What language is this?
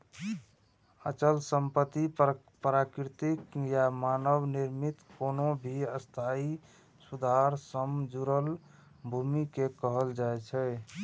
Maithili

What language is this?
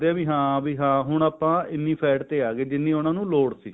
Punjabi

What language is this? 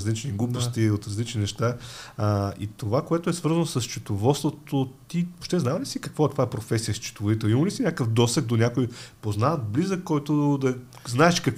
Bulgarian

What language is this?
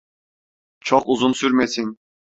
Turkish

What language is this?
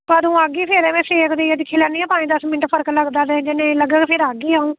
Dogri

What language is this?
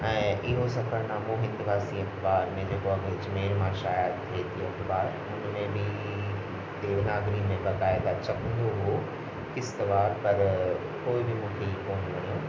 Sindhi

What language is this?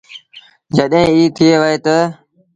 Sindhi Bhil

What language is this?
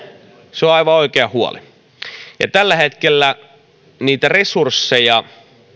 Finnish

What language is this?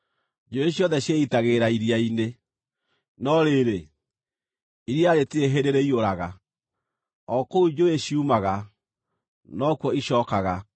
Kikuyu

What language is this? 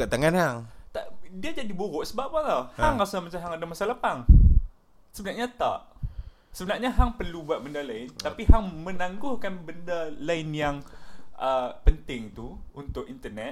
Malay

